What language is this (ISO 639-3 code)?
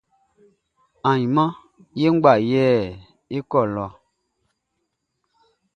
bci